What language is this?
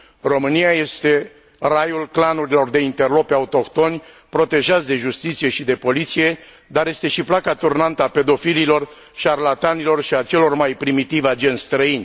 Romanian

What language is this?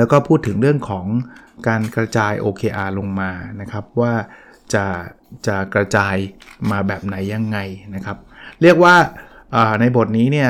Thai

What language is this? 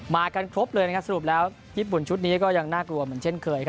Thai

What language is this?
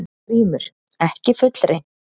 Icelandic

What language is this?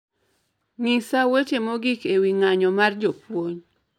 Luo (Kenya and Tanzania)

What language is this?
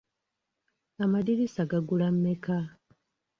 Ganda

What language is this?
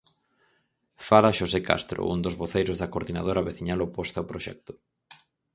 Galician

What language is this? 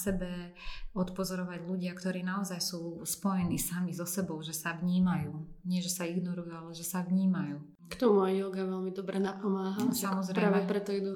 Slovak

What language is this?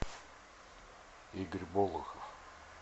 Russian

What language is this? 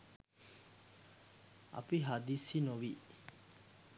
Sinhala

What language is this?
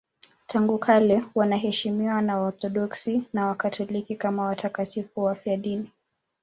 Swahili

